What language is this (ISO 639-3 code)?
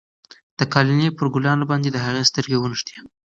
pus